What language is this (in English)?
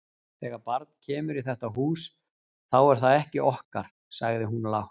Icelandic